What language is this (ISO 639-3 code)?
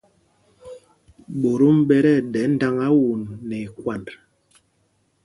mgg